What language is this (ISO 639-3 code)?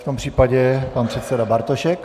ces